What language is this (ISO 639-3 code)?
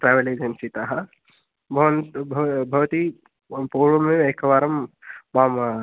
san